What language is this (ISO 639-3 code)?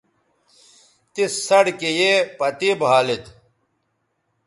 btv